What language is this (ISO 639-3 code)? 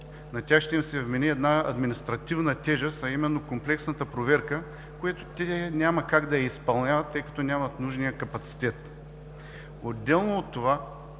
bul